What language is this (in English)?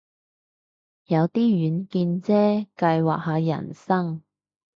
Cantonese